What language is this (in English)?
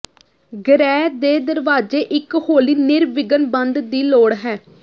Punjabi